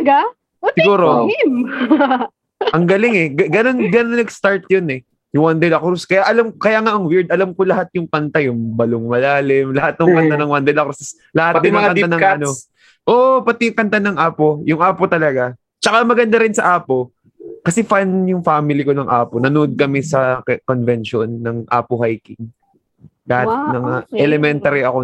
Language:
Filipino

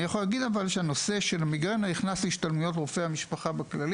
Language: Hebrew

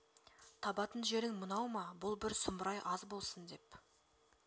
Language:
Kazakh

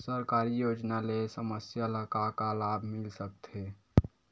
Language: Chhattisgarhi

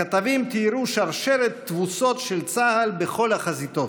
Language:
Hebrew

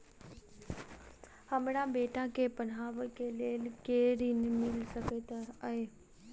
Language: Maithili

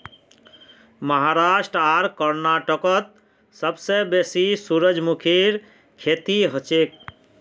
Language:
Magahi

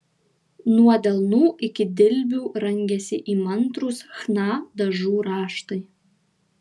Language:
Lithuanian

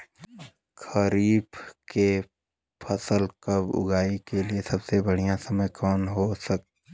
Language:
Bhojpuri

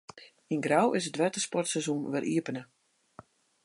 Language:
Western Frisian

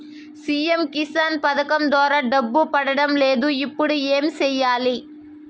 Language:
Telugu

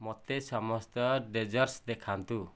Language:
Odia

